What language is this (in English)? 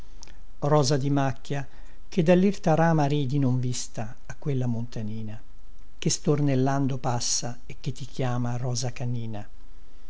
Italian